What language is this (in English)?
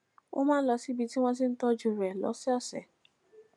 Yoruba